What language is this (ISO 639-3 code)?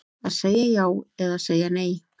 isl